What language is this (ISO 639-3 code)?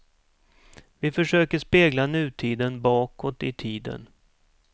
swe